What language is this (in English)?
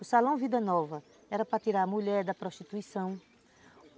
Portuguese